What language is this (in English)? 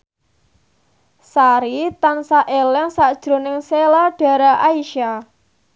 Javanese